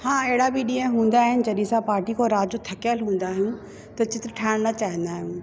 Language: Sindhi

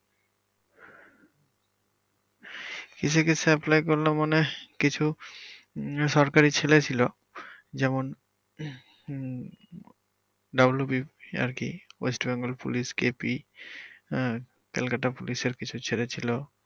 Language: Bangla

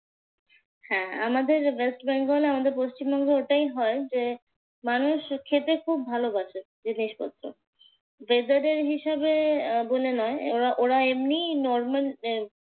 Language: Bangla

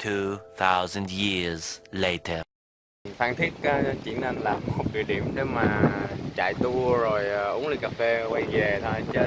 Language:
Vietnamese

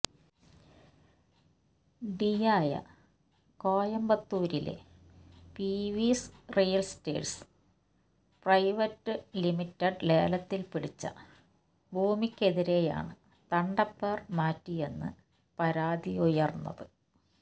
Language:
Malayalam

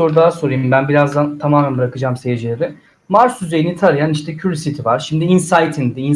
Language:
Turkish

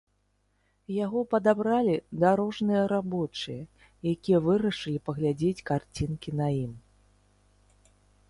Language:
Belarusian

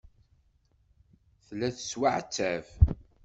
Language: Kabyle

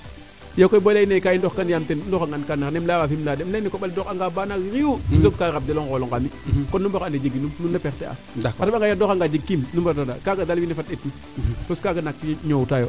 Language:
Serer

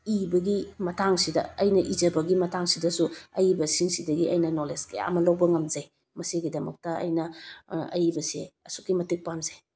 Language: Manipuri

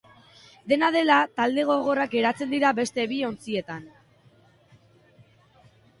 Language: Basque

